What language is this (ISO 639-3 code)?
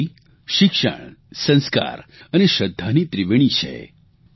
guj